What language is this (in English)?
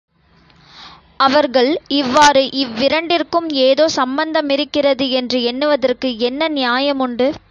Tamil